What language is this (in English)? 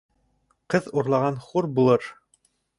Bashkir